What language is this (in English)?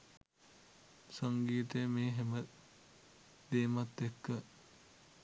Sinhala